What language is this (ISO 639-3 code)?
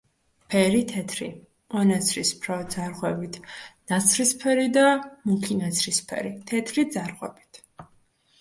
kat